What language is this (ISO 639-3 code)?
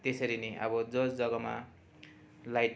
nep